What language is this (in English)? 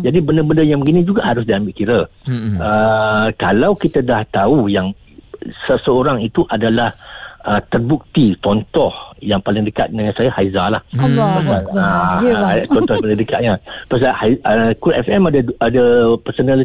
Malay